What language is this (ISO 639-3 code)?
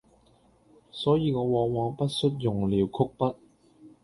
yue